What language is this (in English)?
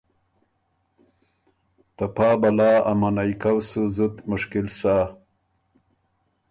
Ormuri